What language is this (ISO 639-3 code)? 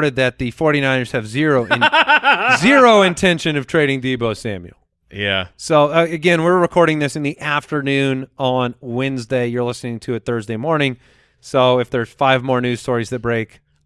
eng